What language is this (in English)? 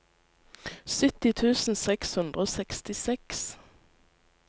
Norwegian